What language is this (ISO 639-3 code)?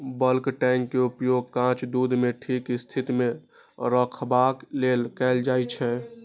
mai